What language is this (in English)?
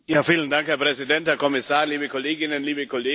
German